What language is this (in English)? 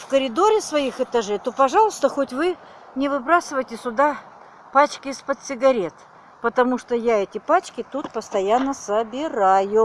Russian